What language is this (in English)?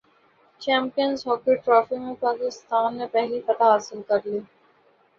Urdu